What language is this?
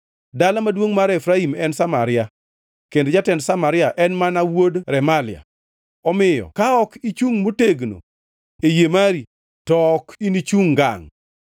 Luo (Kenya and Tanzania)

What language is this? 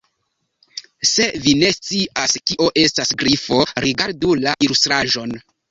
Esperanto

